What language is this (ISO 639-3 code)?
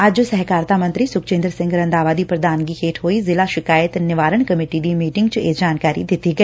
pan